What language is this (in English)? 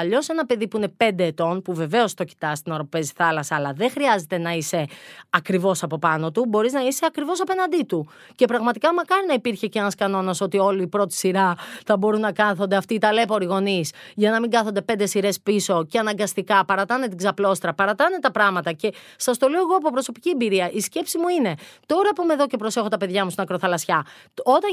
Greek